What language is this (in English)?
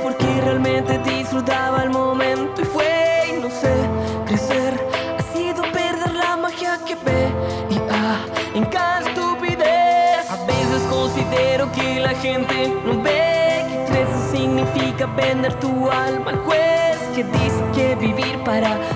Spanish